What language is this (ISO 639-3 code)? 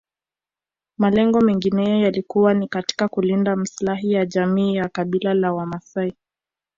swa